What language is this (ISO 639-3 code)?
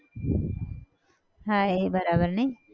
guj